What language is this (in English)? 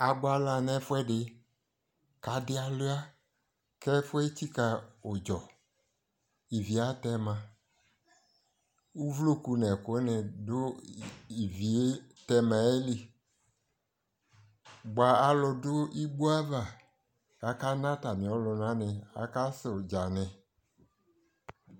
Ikposo